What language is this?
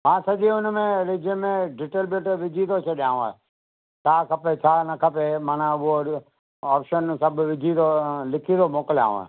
Sindhi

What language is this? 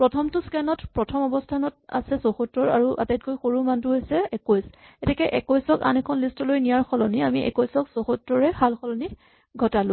Assamese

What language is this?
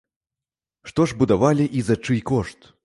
Belarusian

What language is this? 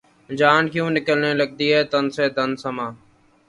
Urdu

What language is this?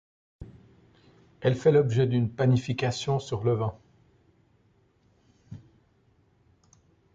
French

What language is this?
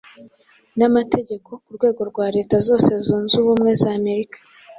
Kinyarwanda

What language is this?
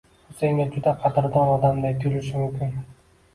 Uzbek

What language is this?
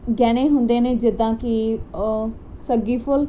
Punjabi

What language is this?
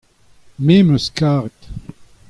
Breton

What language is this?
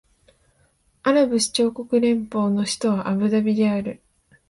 Japanese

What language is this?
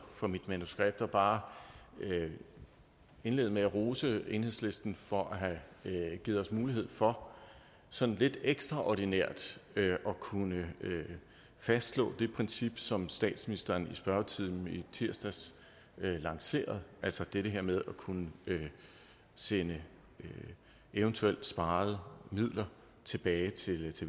Danish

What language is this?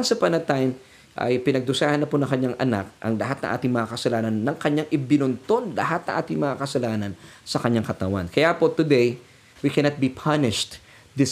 Filipino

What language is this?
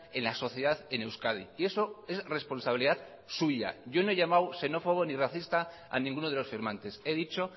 Spanish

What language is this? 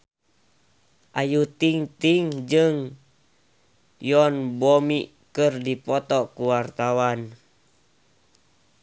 Sundanese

